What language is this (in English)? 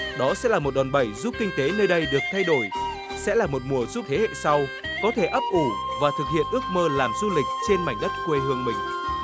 Vietnamese